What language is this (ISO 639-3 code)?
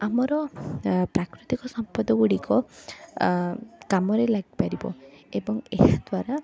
ori